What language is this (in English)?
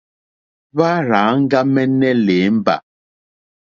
Mokpwe